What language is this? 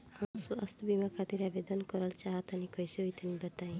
Bhojpuri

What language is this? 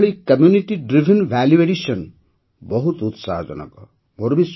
Odia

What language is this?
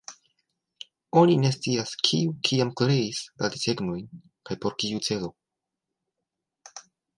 Esperanto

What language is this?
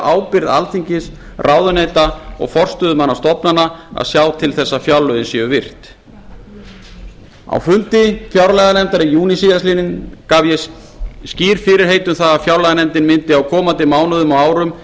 Icelandic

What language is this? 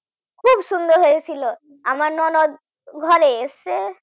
Bangla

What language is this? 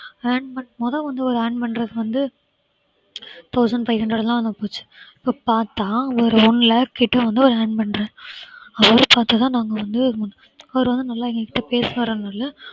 Tamil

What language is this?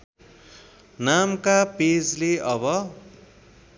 Nepali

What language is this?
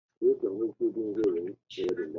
Chinese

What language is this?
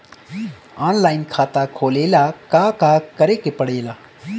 Bhojpuri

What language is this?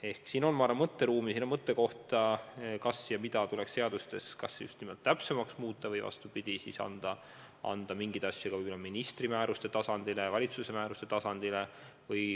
Estonian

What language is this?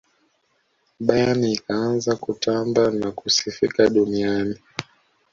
Swahili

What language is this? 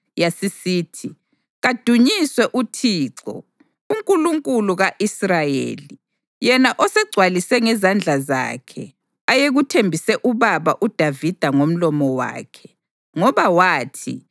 North Ndebele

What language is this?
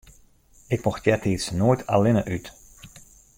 Western Frisian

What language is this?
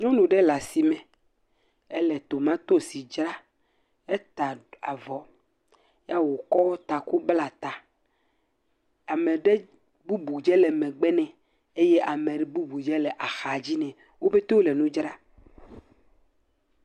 Ewe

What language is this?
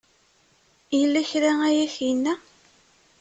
Kabyle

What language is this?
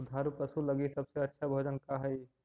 Magahi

